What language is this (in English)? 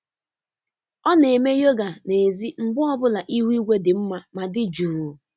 Igbo